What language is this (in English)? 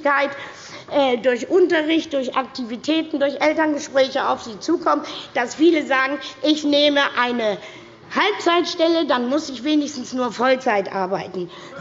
German